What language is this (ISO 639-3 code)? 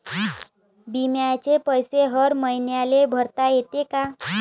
mar